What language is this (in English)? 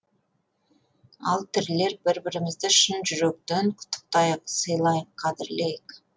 Kazakh